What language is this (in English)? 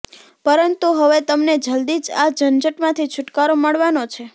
Gujarati